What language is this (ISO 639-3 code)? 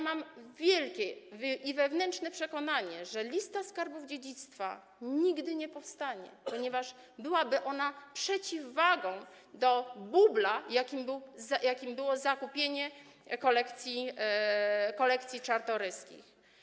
pol